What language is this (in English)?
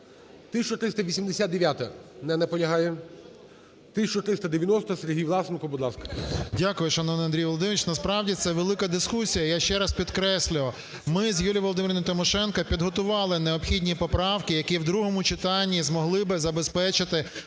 Ukrainian